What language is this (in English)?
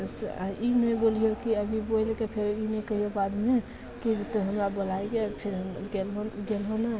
Maithili